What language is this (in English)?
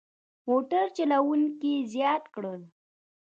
Pashto